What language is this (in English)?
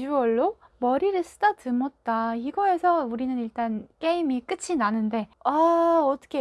Korean